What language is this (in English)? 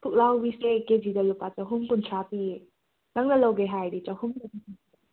Manipuri